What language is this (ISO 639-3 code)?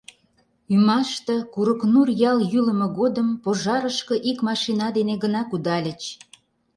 chm